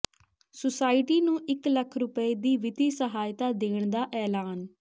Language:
Punjabi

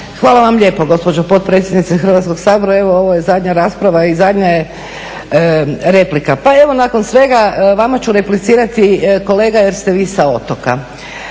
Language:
Croatian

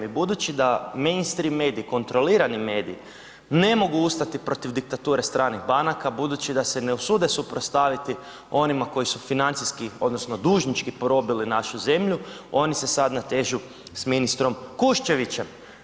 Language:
Croatian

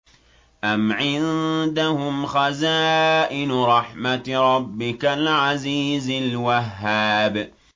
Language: Arabic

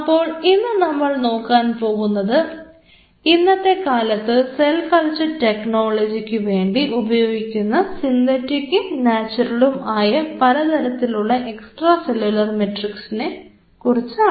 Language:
Malayalam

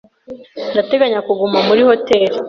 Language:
Kinyarwanda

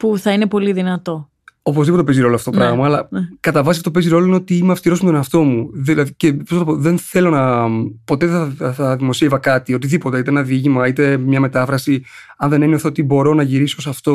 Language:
Greek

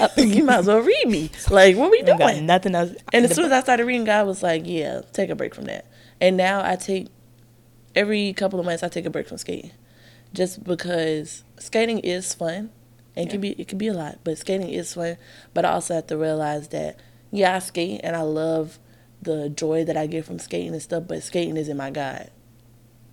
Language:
English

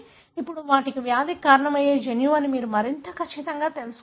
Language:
Telugu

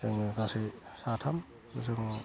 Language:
Bodo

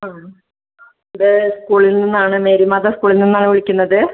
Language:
Malayalam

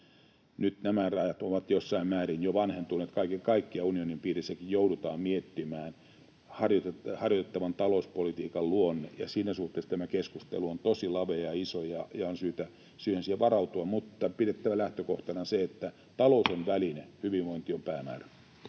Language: Finnish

